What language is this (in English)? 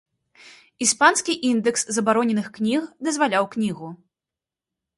Belarusian